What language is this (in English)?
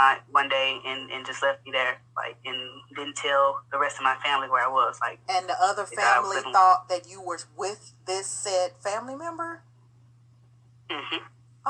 English